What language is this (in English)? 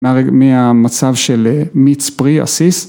Hebrew